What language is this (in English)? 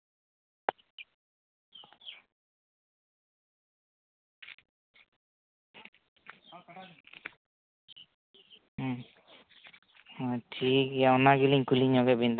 Santali